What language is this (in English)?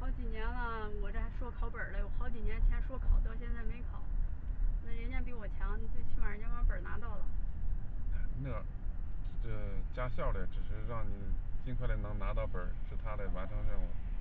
Chinese